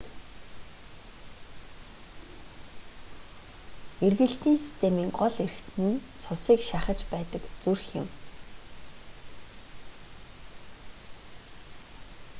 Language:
Mongolian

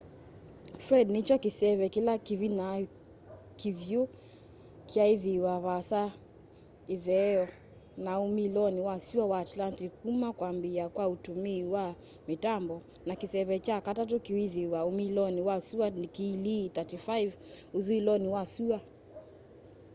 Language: Kamba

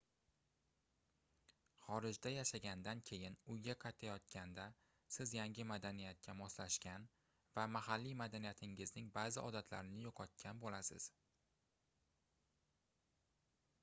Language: Uzbek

